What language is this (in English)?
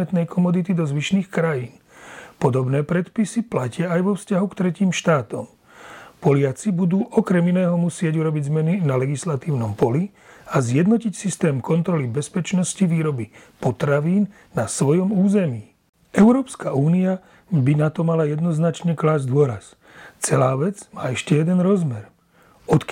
Slovak